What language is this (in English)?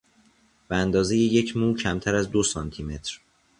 Persian